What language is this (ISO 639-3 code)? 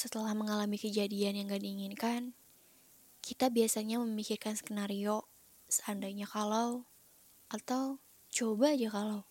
ind